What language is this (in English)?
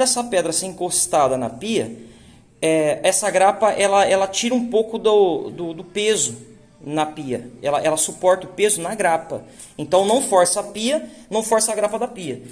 Portuguese